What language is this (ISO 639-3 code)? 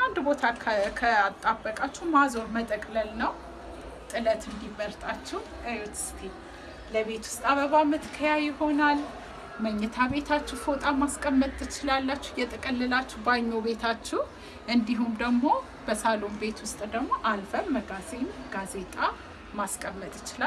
amh